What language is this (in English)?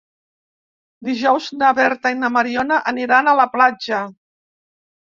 Catalan